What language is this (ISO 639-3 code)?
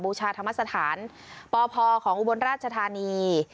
tha